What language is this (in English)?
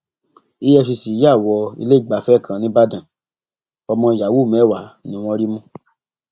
Yoruba